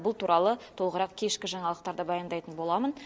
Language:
Kazakh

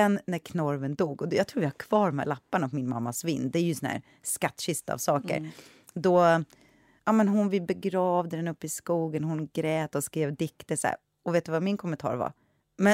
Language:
Swedish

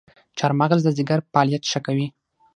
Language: Pashto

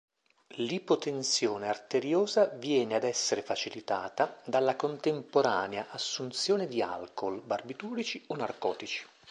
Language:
Italian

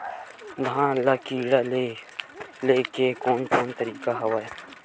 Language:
Chhattisgarhi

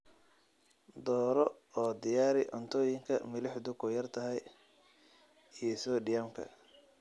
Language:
Somali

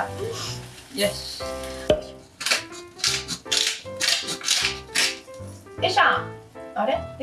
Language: Japanese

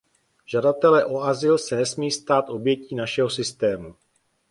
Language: Czech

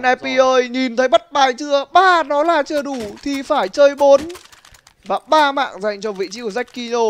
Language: Vietnamese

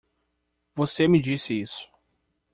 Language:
Portuguese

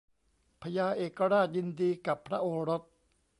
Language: Thai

